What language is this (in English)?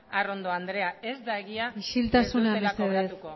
Basque